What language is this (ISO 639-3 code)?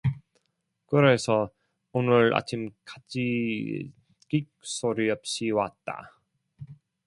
kor